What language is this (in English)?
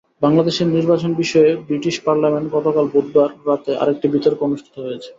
Bangla